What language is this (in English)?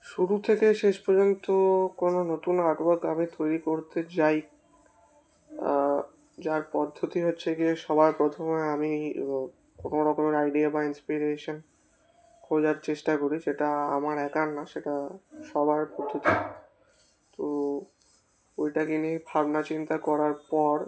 Bangla